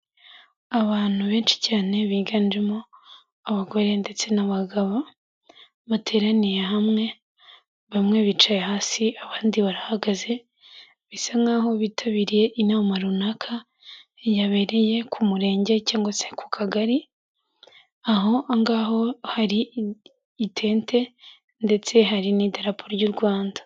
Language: Kinyarwanda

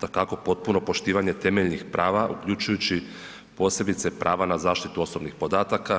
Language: Croatian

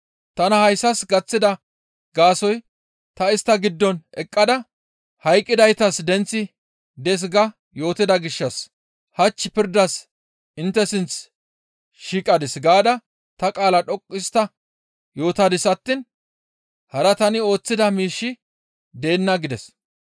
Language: Gamo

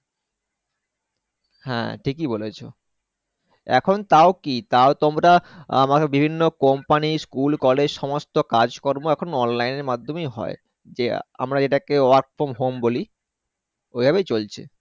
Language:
Bangla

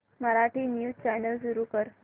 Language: Marathi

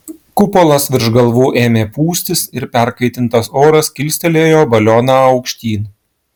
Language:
Lithuanian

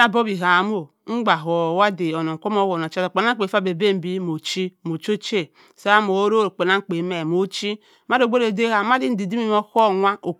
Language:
Cross River Mbembe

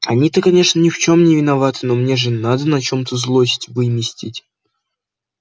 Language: Russian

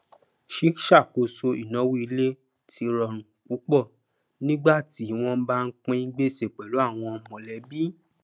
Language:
Yoruba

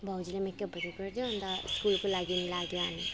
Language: Nepali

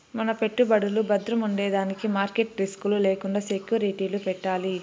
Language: Telugu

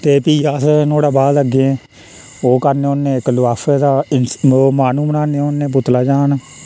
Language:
Dogri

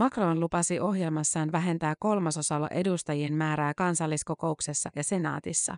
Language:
Finnish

